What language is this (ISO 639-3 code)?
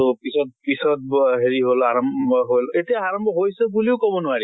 asm